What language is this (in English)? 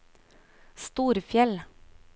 Norwegian